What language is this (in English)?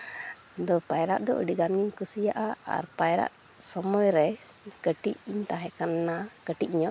Santali